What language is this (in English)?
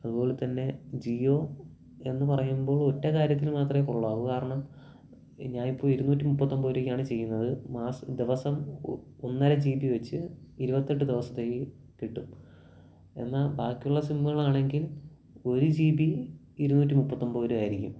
Malayalam